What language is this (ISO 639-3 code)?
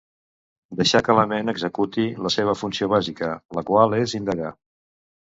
cat